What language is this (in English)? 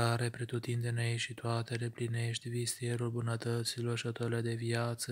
Romanian